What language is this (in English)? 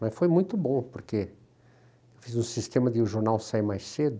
Portuguese